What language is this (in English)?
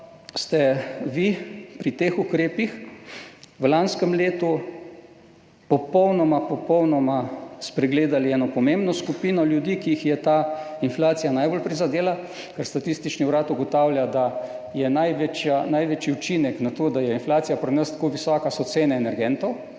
Slovenian